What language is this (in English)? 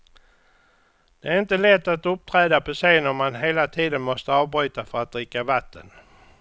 Swedish